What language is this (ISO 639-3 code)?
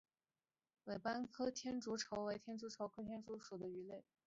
zho